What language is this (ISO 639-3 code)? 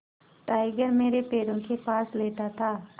hin